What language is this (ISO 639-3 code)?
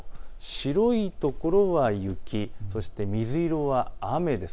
jpn